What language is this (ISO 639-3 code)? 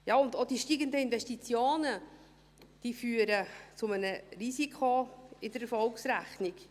gsw